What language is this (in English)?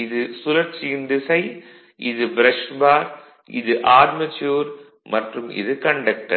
Tamil